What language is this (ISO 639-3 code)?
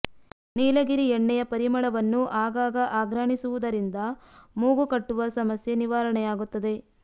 kan